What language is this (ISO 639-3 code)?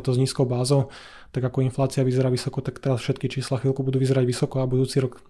slk